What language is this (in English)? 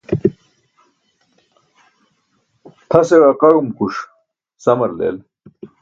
Burushaski